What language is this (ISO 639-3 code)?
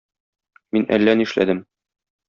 tat